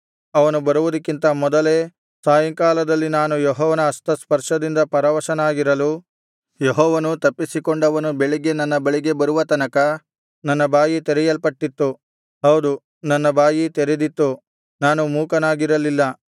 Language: Kannada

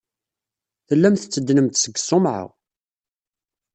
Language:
Kabyle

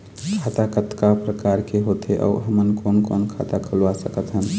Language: Chhattisgarhi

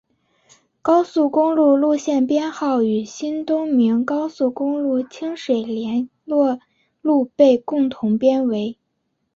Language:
Chinese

